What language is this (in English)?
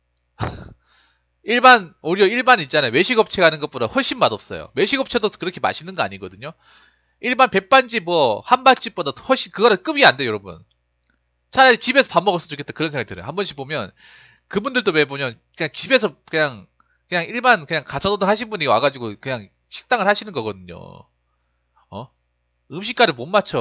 Korean